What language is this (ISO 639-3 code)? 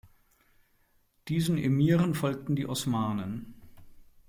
deu